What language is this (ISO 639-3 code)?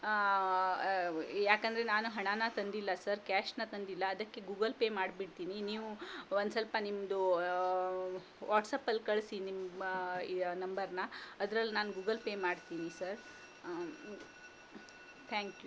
kan